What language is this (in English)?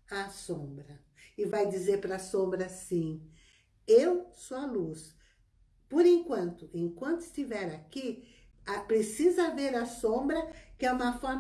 Portuguese